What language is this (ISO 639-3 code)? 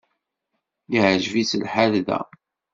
kab